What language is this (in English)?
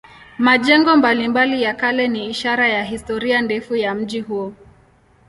Swahili